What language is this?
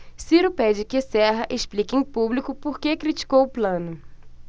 Portuguese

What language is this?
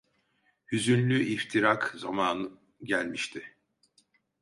Turkish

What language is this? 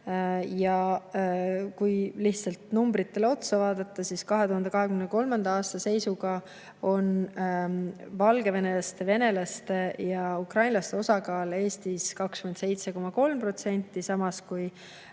Estonian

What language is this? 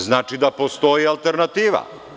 Serbian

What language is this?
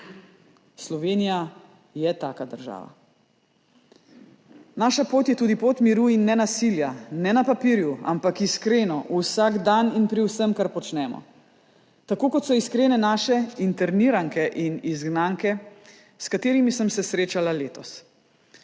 Slovenian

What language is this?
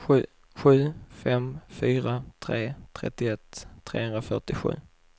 Swedish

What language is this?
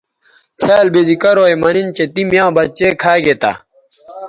Bateri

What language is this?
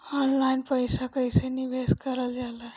Bhojpuri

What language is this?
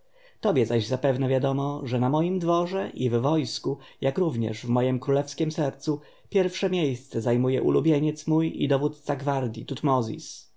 Polish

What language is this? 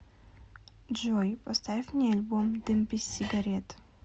Russian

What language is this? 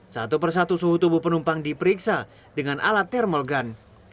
Indonesian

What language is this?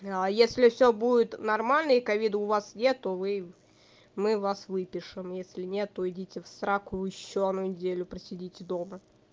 Russian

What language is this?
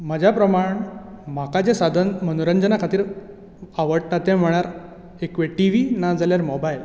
Konkani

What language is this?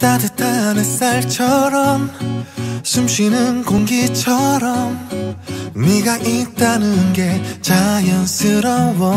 Korean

